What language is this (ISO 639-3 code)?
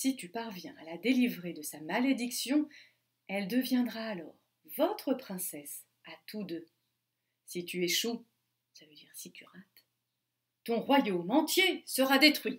fra